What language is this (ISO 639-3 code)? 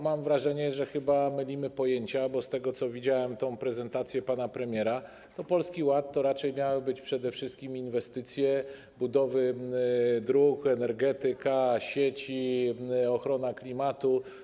pol